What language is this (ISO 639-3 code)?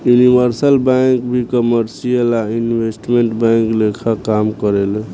bho